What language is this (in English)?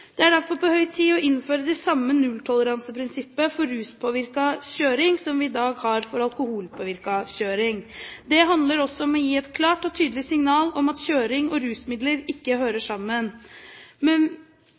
Norwegian Bokmål